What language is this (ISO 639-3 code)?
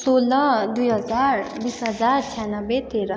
nep